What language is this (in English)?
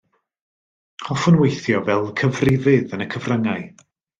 Welsh